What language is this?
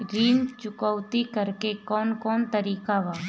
Bhojpuri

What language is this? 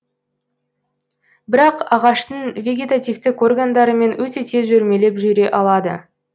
Kazakh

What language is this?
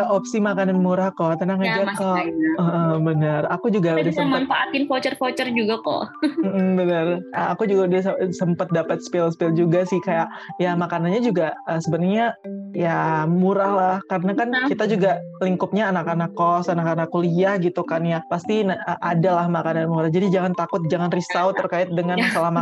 Indonesian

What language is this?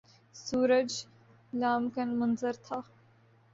Urdu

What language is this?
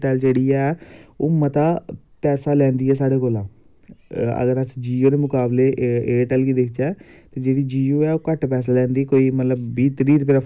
Dogri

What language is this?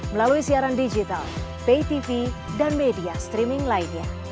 Indonesian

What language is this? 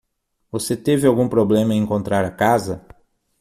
Portuguese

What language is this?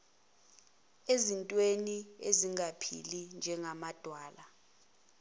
Zulu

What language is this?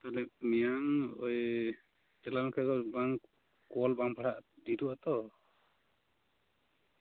Santali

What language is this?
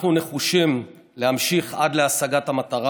Hebrew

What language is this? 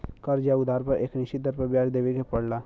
Bhojpuri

